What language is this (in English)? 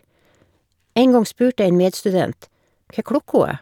Norwegian